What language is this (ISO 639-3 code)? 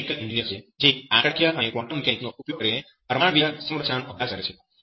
guj